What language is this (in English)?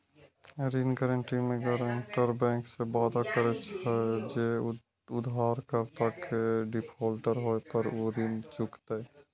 Maithili